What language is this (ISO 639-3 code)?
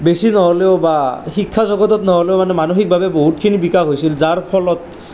asm